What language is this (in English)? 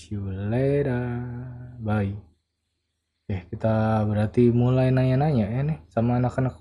Indonesian